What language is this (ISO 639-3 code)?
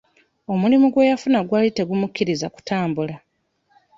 lug